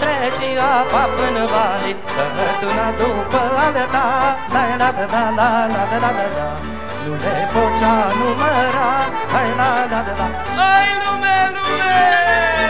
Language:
Romanian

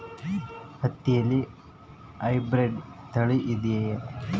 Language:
Kannada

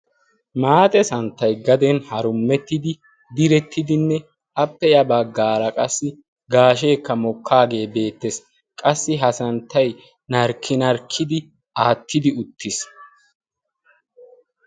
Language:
Wolaytta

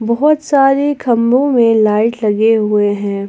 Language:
Hindi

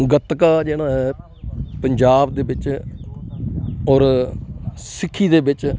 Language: Punjabi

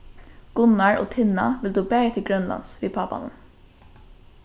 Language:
Faroese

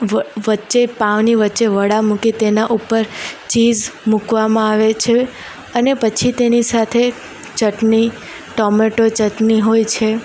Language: Gujarati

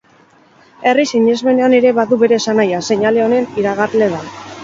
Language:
Basque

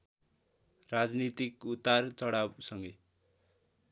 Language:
Nepali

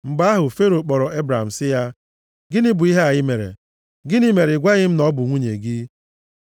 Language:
Igbo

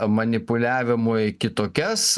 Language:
Lithuanian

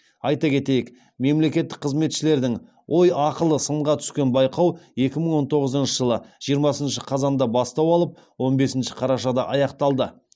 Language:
Kazakh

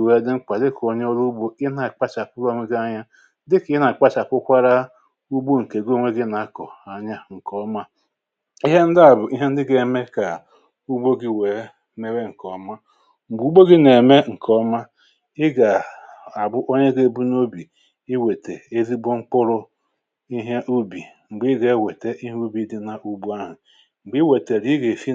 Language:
Igbo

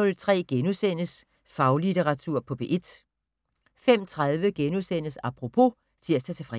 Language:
Danish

